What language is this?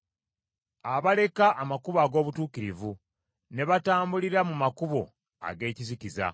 Ganda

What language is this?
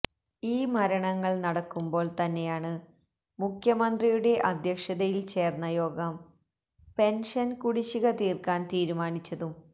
Malayalam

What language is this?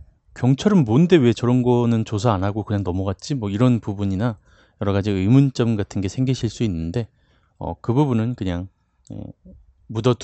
Korean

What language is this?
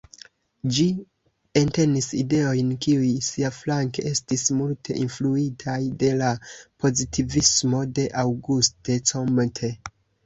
Esperanto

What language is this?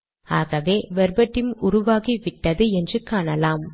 Tamil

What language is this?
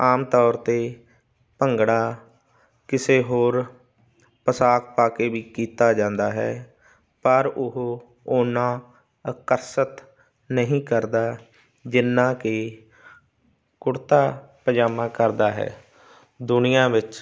Punjabi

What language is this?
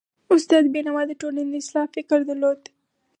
Pashto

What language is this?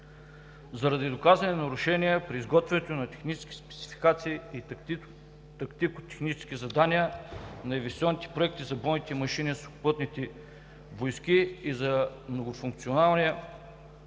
Bulgarian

